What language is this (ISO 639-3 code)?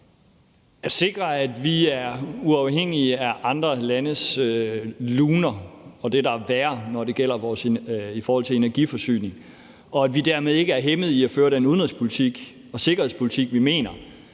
dan